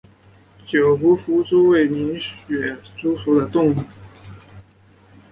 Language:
Chinese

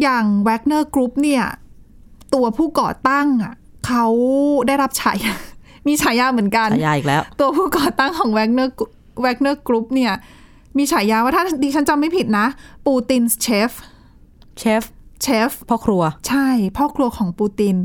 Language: Thai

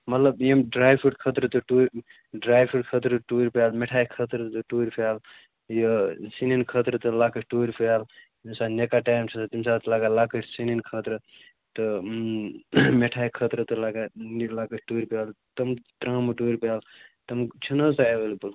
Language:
Kashmiri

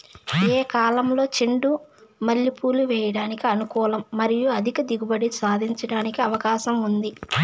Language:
Telugu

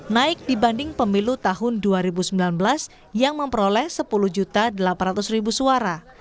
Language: Indonesian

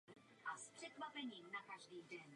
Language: Czech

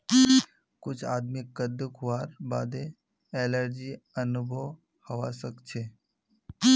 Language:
Magahi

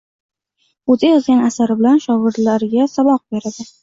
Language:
Uzbek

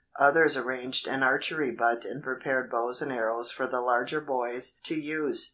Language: English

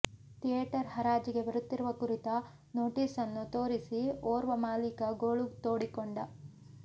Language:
Kannada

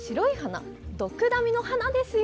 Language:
Japanese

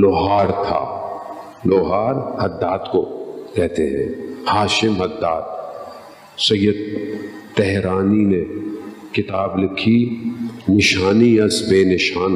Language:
Urdu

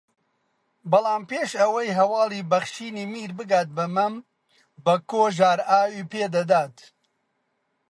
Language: Central Kurdish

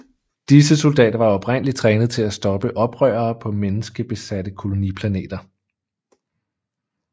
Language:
Danish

